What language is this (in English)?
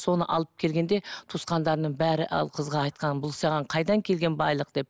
Kazakh